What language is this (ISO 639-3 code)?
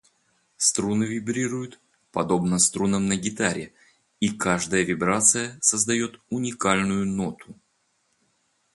rus